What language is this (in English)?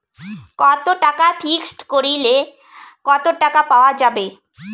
Bangla